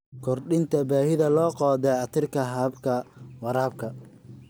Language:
Somali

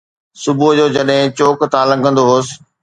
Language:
Sindhi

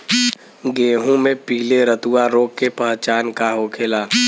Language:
Bhojpuri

